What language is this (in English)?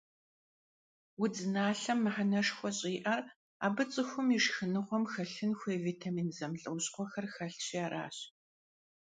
Kabardian